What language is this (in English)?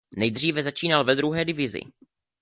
Czech